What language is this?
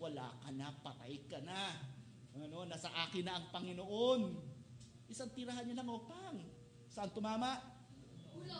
Filipino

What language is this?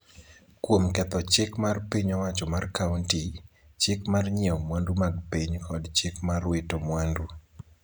Luo (Kenya and Tanzania)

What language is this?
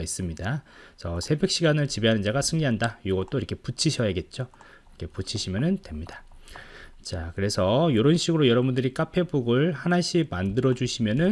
Korean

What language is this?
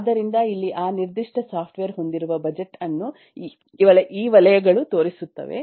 Kannada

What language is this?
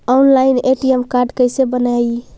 Magahi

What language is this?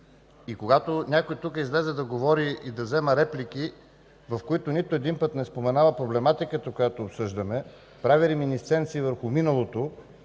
Bulgarian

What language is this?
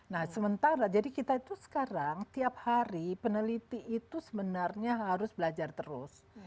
Indonesian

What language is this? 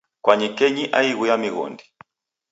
Taita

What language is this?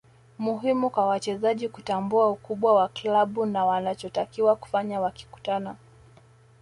Swahili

